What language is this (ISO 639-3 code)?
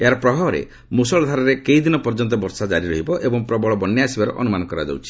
ori